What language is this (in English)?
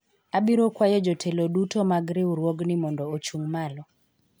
Luo (Kenya and Tanzania)